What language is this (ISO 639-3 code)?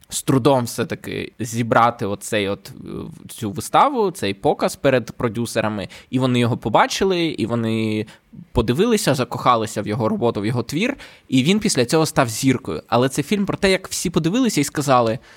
ukr